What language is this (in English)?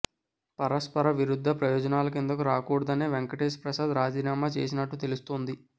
Telugu